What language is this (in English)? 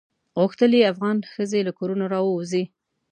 Pashto